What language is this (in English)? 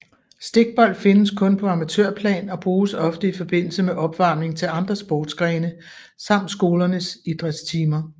Danish